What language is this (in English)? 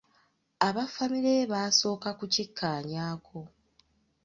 Ganda